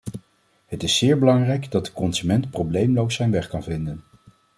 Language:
Dutch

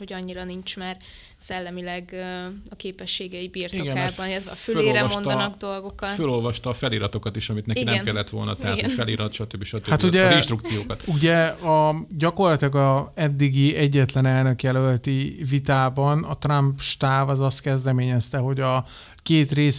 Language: Hungarian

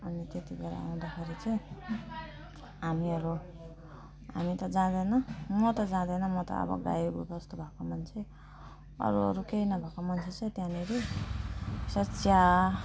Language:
Nepali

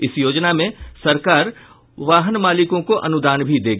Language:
Hindi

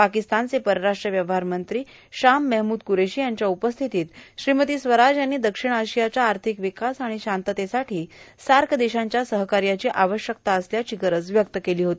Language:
Marathi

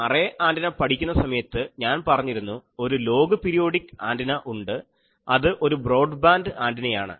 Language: Malayalam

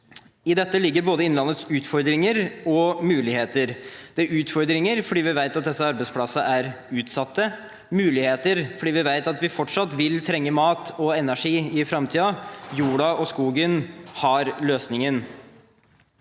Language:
Norwegian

